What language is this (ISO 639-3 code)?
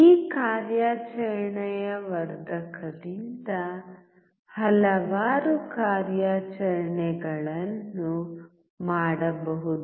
kan